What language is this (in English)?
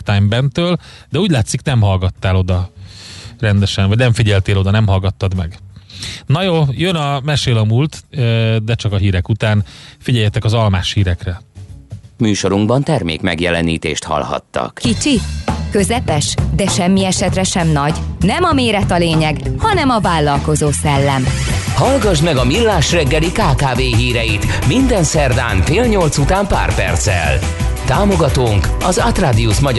Hungarian